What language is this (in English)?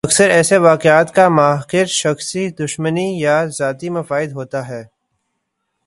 Urdu